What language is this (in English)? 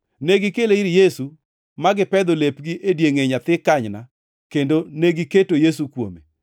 Luo (Kenya and Tanzania)